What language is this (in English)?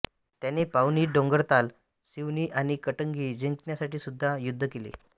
Marathi